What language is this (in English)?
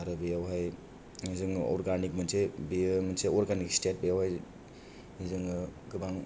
Bodo